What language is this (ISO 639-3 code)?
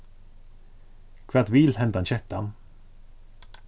fao